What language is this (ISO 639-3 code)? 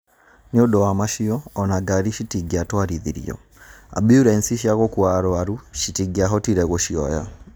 kik